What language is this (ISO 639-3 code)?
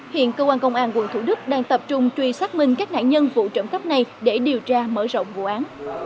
vie